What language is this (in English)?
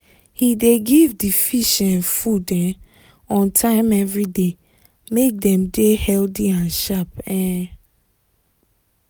Nigerian Pidgin